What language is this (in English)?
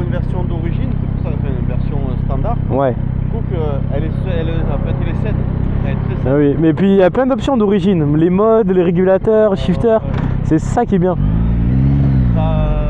French